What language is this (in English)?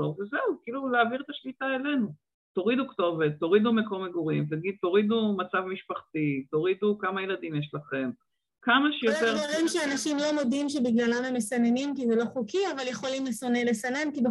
Hebrew